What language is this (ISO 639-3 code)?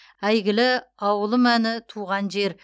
kaz